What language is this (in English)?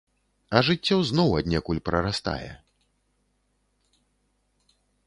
Belarusian